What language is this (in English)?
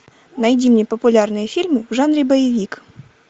Russian